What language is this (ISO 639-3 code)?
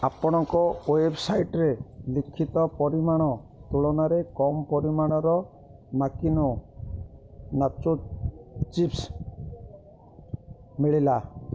ori